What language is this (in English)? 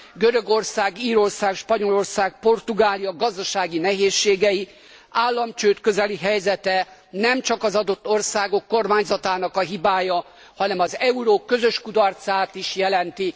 Hungarian